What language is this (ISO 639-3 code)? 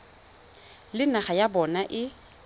tsn